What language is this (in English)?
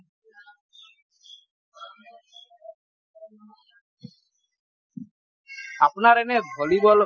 Assamese